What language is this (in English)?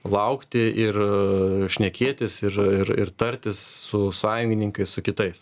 Lithuanian